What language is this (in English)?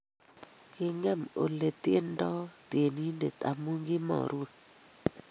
Kalenjin